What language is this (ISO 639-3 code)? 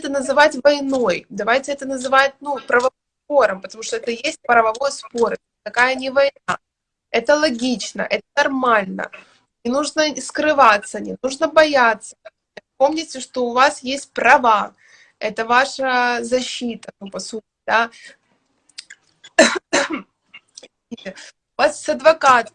rus